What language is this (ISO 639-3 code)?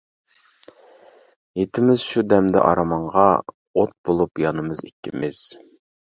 uig